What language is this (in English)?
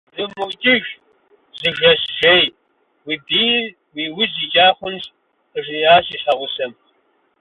Kabardian